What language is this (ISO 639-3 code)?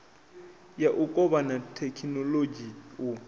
ven